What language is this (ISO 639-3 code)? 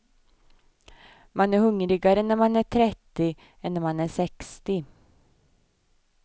swe